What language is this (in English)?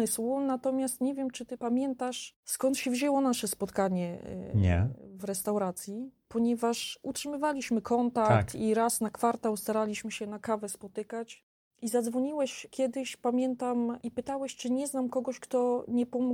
Polish